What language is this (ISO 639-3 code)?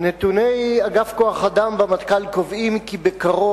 heb